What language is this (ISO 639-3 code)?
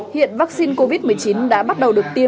vie